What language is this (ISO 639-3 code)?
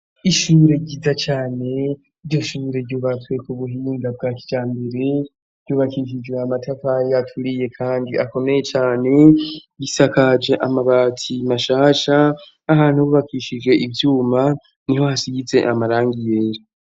run